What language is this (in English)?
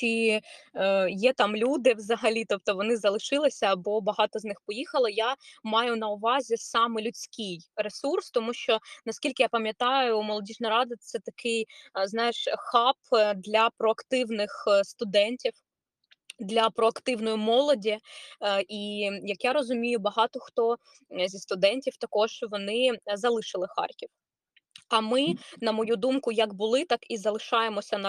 Ukrainian